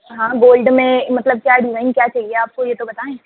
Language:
Urdu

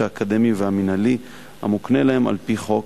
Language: Hebrew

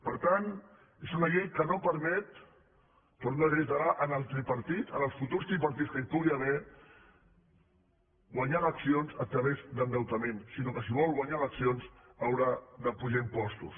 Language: Catalan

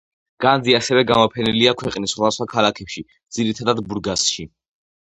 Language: Georgian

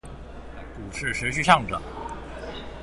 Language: Chinese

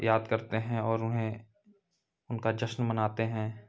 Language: Hindi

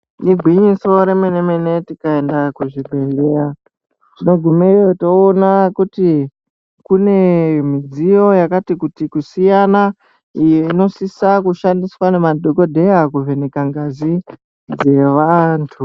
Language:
Ndau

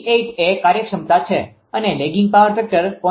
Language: Gujarati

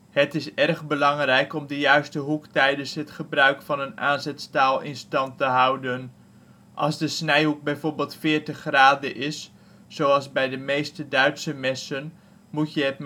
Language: Dutch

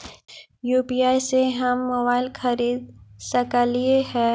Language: Magahi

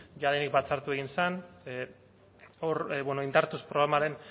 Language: Basque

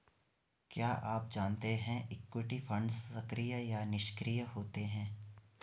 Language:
Hindi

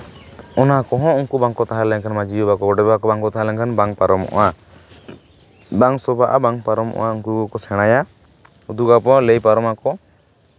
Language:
Santali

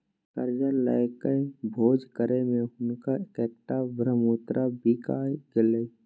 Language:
Maithili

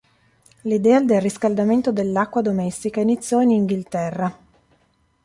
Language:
Italian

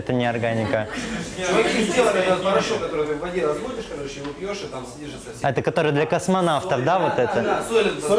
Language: Russian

